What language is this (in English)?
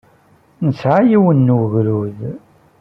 Kabyle